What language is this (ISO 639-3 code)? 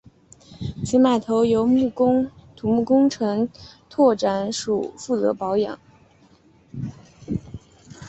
zho